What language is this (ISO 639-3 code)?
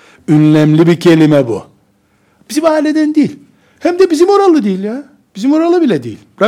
tur